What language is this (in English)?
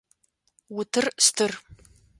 Adyghe